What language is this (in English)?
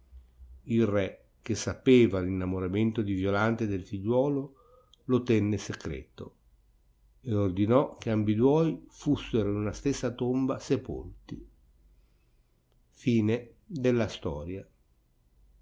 Italian